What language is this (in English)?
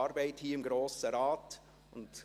Swiss German